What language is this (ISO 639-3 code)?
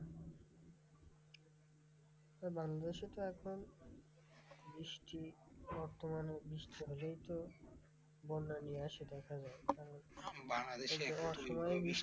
ben